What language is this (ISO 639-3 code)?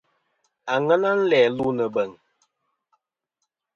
bkm